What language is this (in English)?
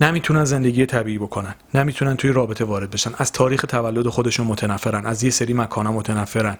Persian